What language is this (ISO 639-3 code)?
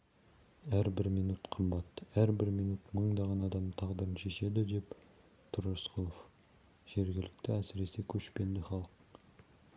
kaz